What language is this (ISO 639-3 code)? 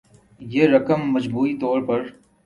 urd